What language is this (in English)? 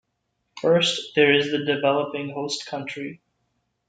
English